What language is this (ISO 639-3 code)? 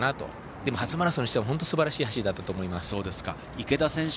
jpn